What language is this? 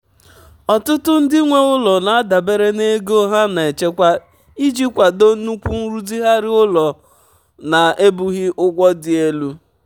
Igbo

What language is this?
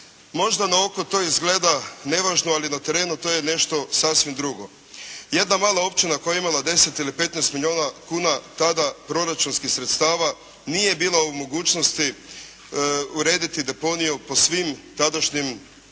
Croatian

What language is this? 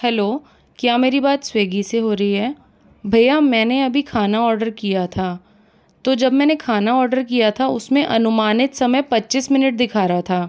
Hindi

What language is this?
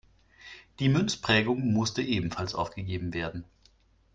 German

